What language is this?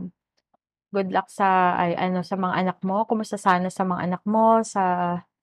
Filipino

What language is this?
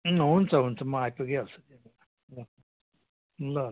Nepali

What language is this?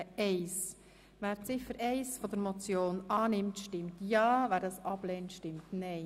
Swiss German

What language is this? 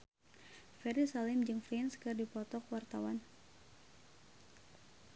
Sundanese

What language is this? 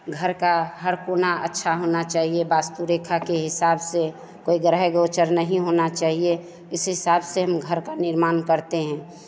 Hindi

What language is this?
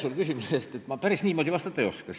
Estonian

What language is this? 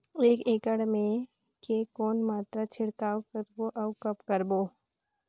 Chhattisgarhi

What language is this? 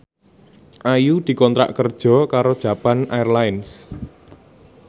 Javanese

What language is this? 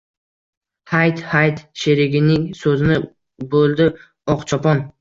Uzbek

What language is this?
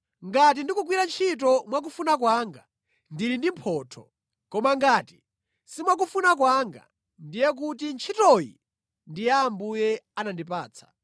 Nyanja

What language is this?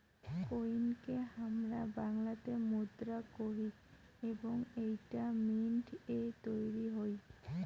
Bangla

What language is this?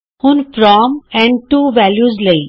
Punjabi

